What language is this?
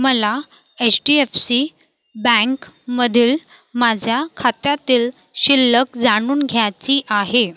Marathi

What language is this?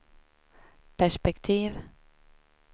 Swedish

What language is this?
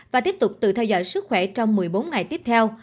Vietnamese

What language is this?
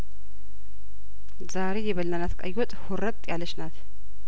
Amharic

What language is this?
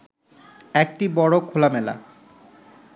Bangla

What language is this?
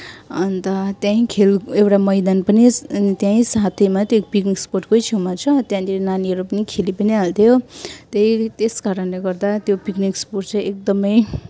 Nepali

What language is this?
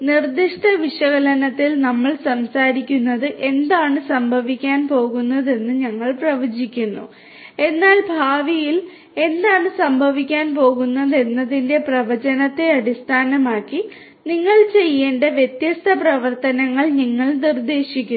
Malayalam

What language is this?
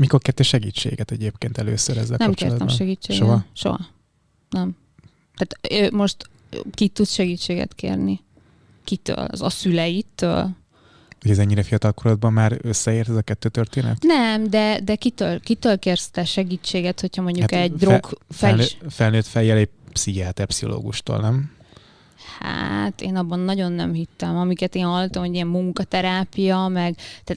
Hungarian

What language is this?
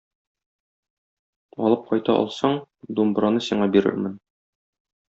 Tatar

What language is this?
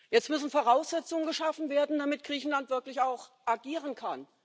German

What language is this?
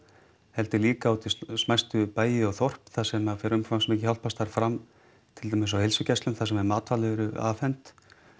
Icelandic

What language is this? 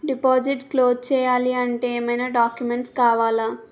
Telugu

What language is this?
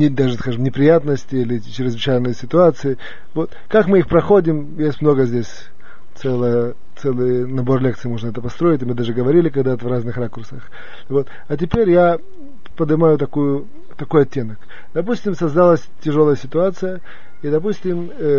Russian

